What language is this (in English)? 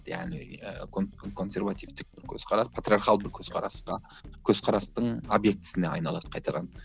Kazakh